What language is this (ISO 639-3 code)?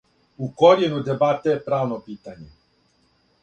srp